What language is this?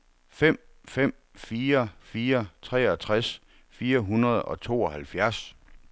Danish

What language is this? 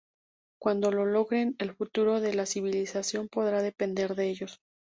Spanish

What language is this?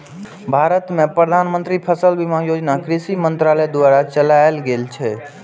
Maithili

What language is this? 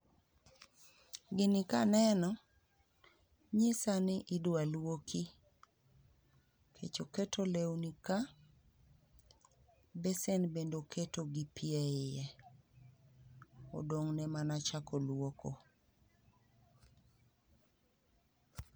Luo (Kenya and Tanzania)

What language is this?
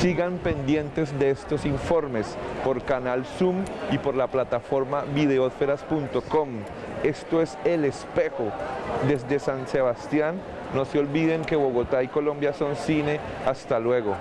Spanish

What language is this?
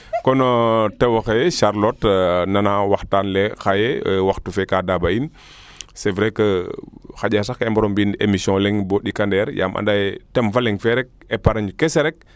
Serer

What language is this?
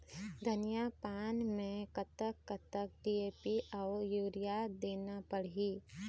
Chhattisgarhi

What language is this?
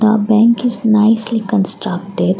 English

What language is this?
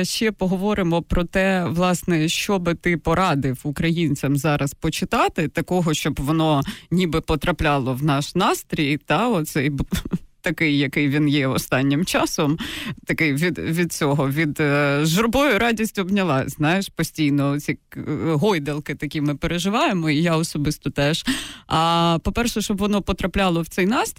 Ukrainian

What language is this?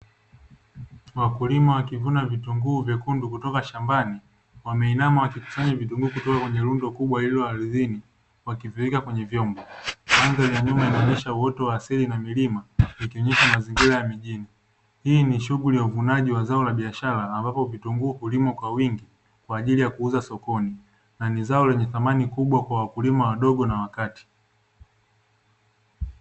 Swahili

